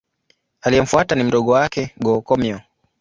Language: Swahili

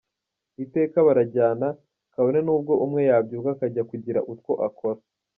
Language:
Kinyarwanda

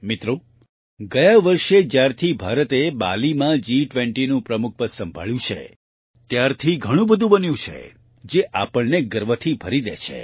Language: Gujarati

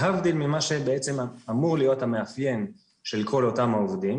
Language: Hebrew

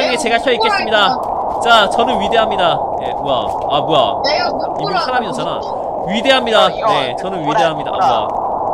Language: Korean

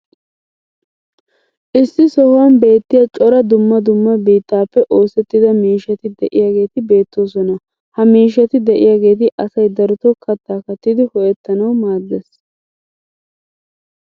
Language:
Wolaytta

